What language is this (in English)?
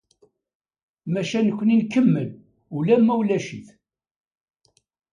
Kabyle